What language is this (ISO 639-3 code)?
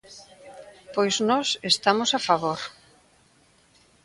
glg